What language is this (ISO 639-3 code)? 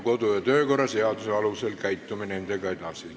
est